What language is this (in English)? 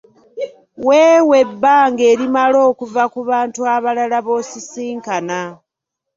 Ganda